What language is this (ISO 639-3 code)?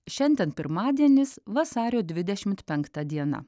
lit